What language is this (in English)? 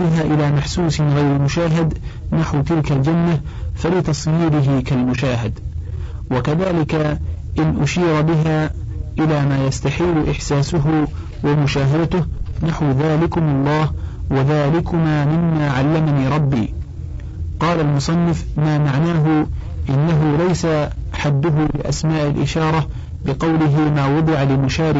Arabic